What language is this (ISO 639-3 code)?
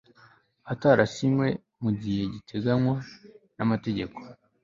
kin